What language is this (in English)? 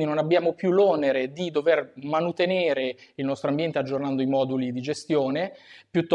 Italian